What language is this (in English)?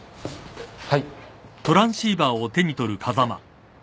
Japanese